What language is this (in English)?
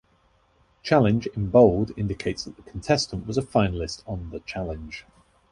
English